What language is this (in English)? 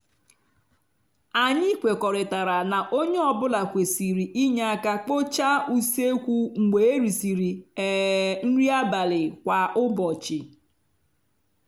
Igbo